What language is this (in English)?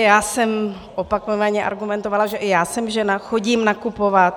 Czech